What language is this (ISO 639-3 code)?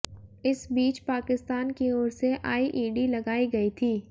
hin